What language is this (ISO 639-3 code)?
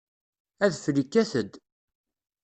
kab